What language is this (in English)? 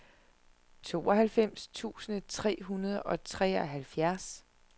Danish